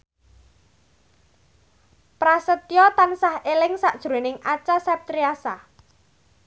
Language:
Javanese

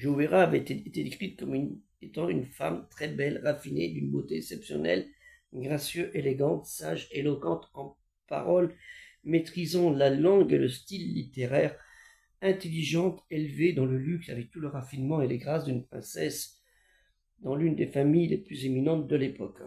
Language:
French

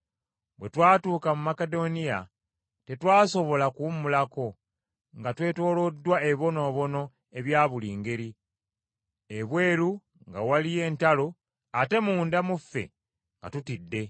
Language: Ganda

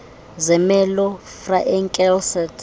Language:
Xhosa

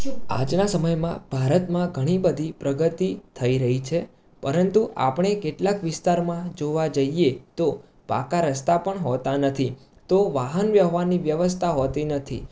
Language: Gujarati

